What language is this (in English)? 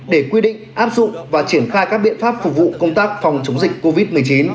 Vietnamese